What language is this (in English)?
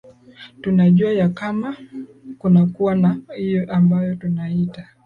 Swahili